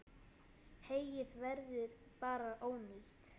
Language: Icelandic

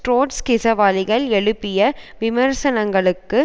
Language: Tamil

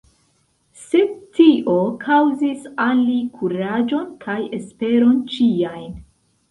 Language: Esperanto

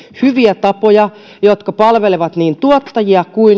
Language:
Finnish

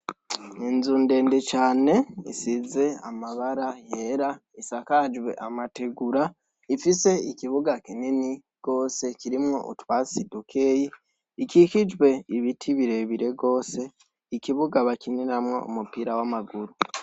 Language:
Rundi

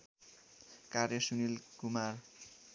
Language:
Nepali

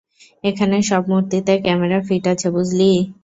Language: Bangla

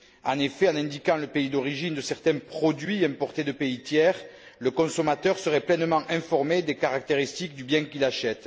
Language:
French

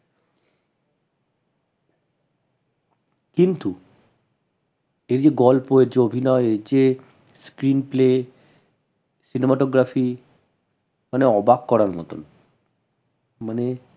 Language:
Bangla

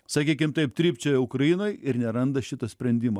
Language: Lithuanian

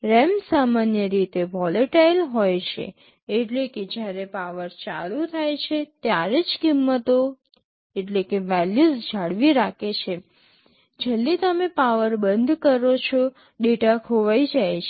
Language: Gujarati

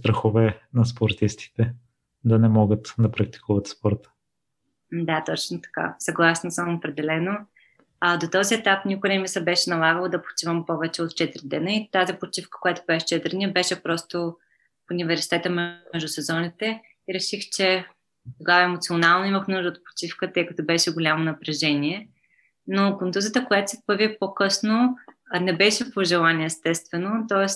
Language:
Bulgarian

